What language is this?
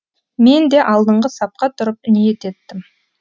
Kazakh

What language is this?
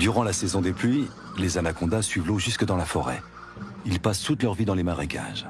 French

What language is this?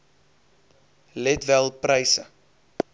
Afrikaans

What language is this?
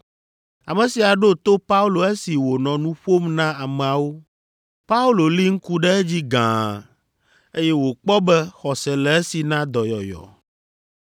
Ewe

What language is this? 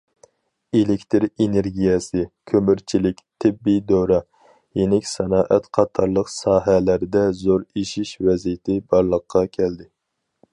Uyghur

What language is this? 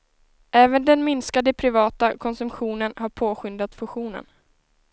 Swedish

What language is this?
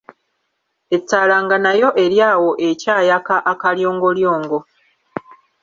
Ganda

